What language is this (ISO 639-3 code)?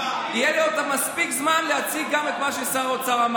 heb